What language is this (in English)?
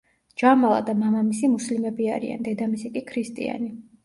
Georgian